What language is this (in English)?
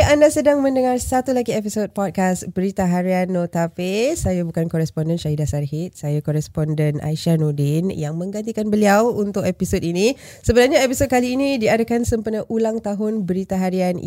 Malay